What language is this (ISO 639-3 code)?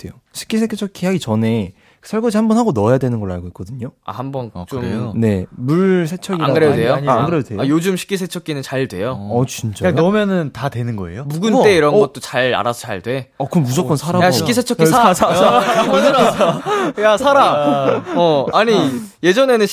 kor